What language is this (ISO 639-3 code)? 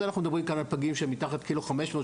heb